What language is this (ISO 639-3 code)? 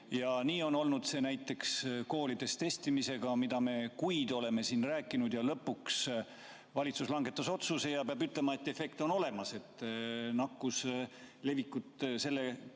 est